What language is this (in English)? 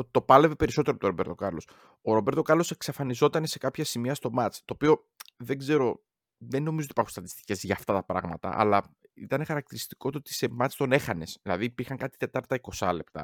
Greek